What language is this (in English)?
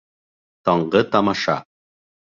Bashkir